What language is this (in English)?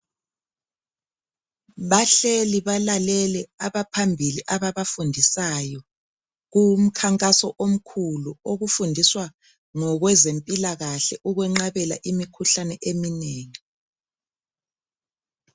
North Ndebele